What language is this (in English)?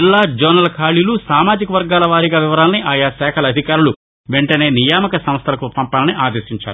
Telugu